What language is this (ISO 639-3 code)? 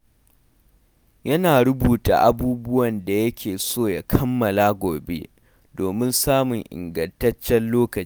hau